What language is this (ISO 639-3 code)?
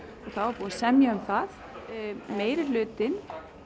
isl